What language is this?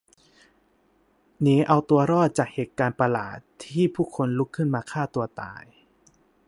Thai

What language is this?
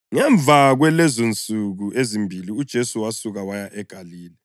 North Ndebele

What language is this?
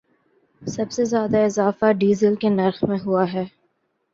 Urdu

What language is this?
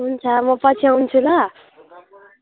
Nepali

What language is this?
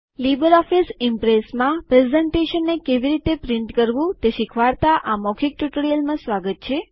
Gujarati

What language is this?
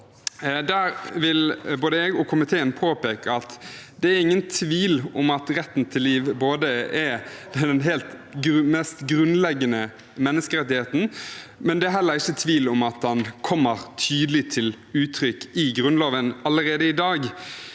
Norwegian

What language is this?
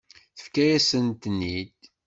Kabyle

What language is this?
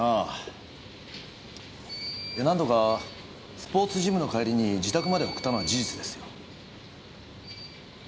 Japanese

